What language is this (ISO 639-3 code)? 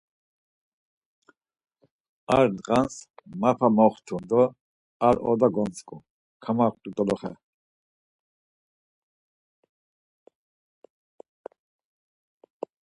lzz